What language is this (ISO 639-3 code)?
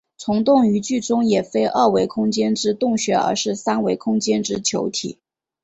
zho